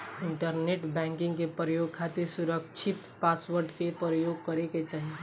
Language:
Bhojpuri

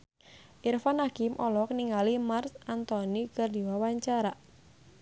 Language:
Sundanese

